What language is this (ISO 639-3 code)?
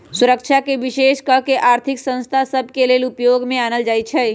mag